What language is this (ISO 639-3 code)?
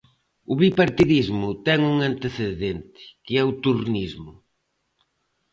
glg